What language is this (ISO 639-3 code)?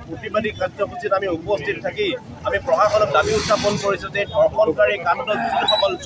ben